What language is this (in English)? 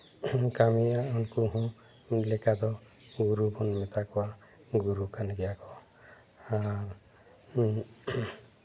Santali